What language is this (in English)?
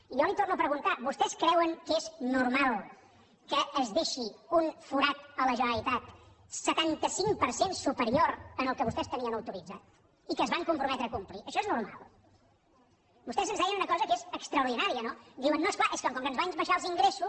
Catalan